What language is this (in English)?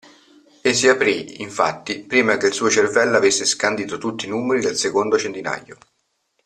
Italian